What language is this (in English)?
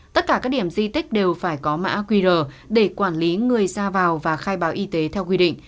Vietnamese